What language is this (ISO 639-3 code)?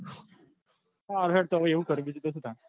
guj